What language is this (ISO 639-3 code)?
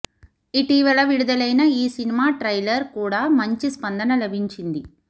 tel